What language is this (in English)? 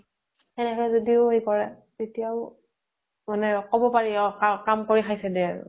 Assamese